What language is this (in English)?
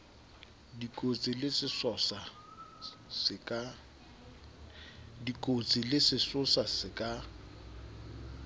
Southern Sotho